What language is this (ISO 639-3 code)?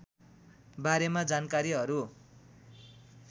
nep